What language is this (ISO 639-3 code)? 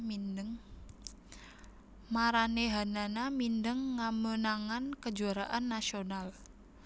jav